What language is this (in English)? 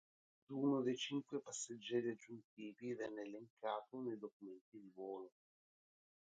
Italian